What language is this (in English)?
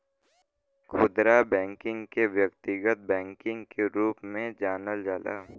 Bhojpuri